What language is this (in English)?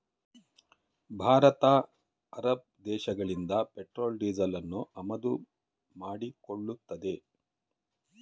Kannada